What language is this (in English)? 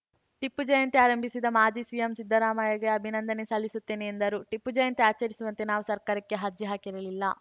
Kannada